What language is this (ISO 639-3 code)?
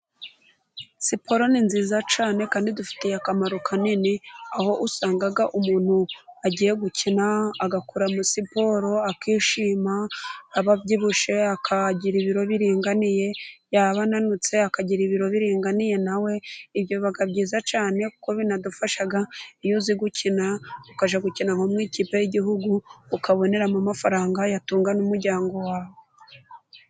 kin